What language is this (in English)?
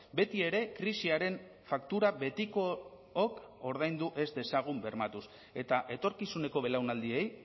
Basque